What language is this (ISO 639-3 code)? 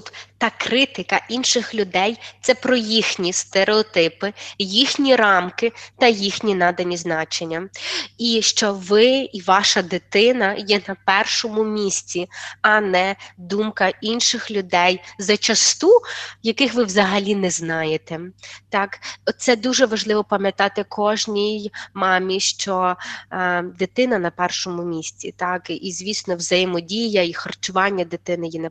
ukr